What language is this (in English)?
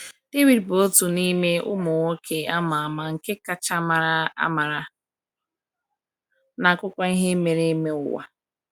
Igbo